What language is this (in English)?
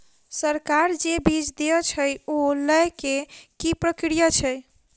Maithili